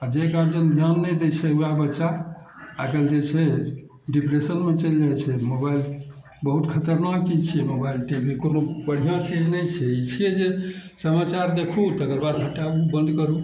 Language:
Maithili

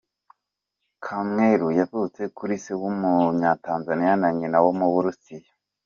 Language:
Kinyarwanda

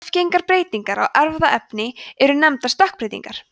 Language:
Icelandic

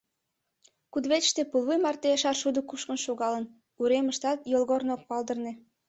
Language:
Mari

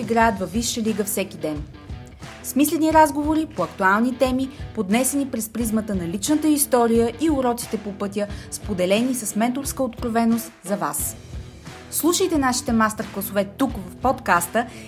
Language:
Bulgarian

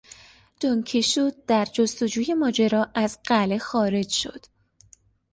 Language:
Persian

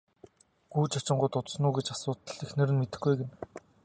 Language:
Mongolian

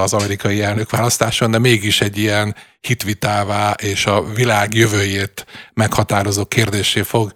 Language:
Hungarian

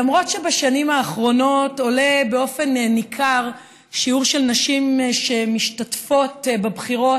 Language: Hebrew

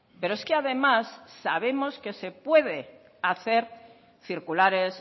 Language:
Spanish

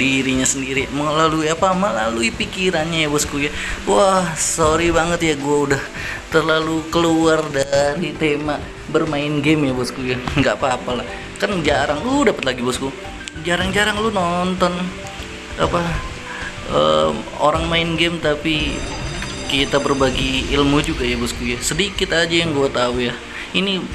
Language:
Indonesian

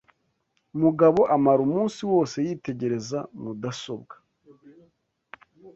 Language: Kinyarwanda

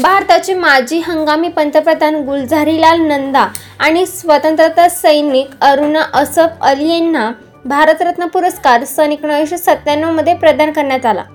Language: Marathi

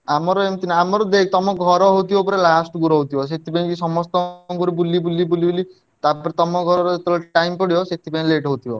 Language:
Odia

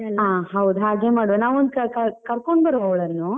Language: Kannada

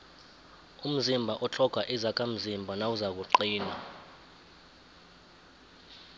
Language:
South Ndebele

